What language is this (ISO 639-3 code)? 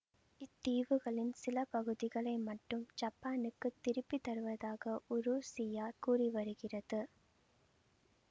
tam